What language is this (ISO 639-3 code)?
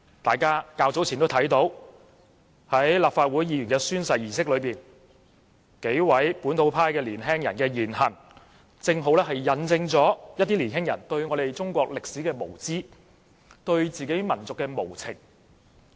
yue